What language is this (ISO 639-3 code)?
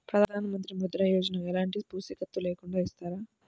tel